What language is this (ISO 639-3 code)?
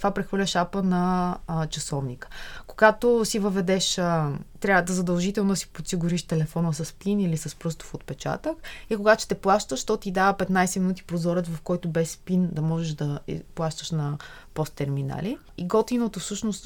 bul